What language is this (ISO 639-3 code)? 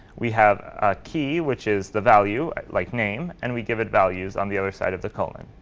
eng